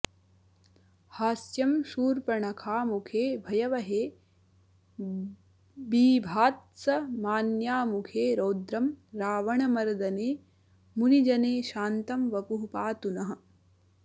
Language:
Sanskrit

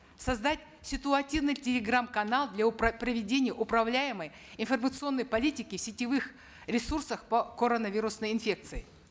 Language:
Kazakh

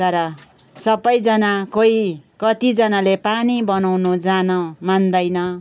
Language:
Nepali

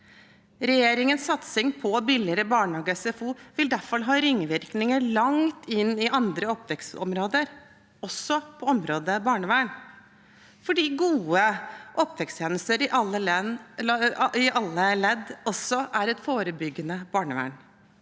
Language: Norwegian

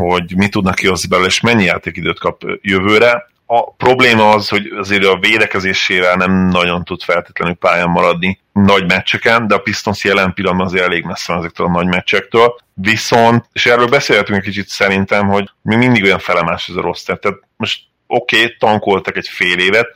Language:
Hungarian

